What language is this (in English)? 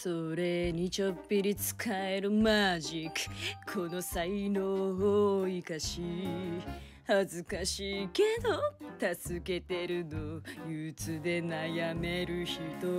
Japanese